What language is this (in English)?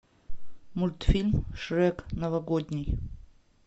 Russian